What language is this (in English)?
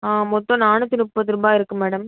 Tamil